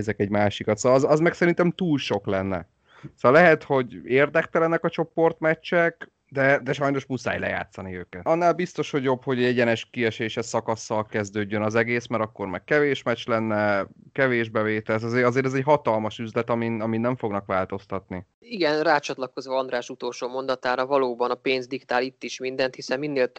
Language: Hungarian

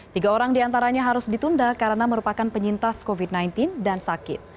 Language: Indonesian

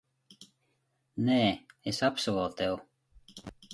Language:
Latvian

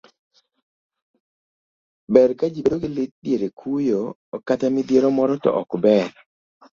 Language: Luo (Kenya and Tanzania)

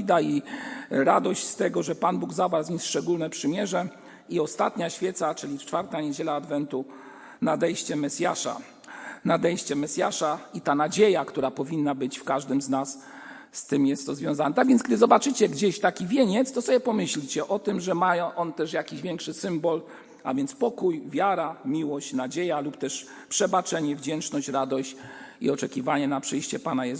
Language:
Polish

